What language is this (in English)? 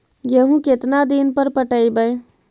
Magahi